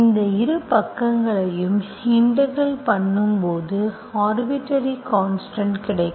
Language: Tamil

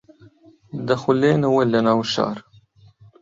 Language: Central Kurdish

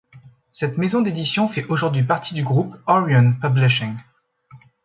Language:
French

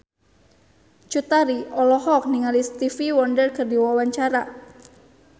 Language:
Sundanese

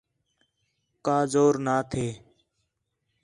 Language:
Khetrani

